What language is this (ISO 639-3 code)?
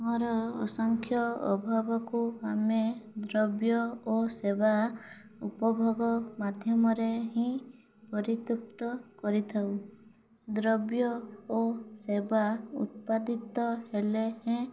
ori